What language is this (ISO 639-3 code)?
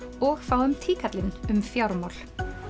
isl